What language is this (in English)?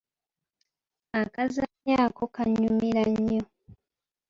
Ganda